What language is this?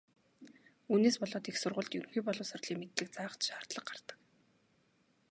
Mongolian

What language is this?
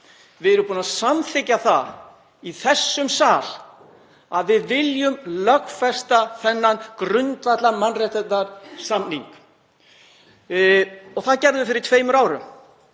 Icelandic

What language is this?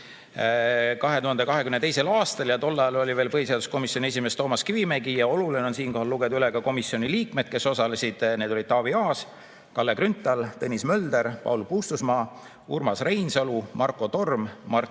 Estonian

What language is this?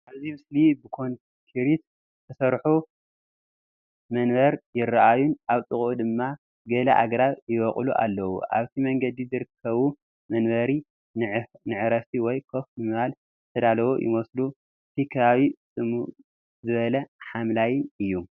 Tigrinya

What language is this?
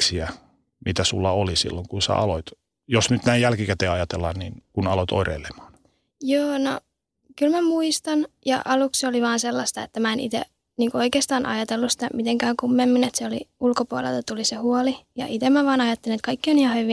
Finnish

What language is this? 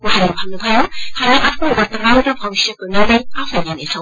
Nepali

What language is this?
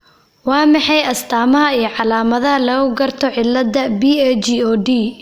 Somali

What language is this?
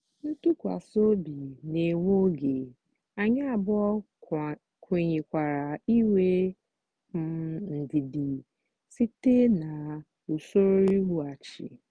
Igbo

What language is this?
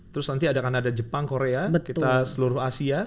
Indonesian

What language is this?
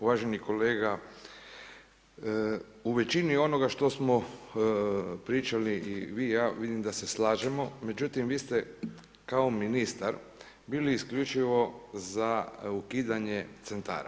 Croatian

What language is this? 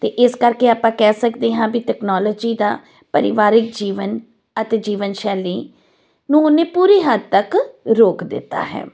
Punjabi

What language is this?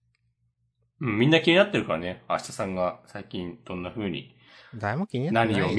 Japanese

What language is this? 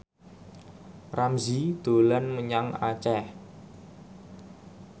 Javanese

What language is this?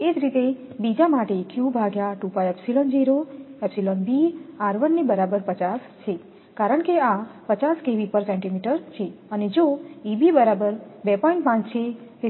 Gujarati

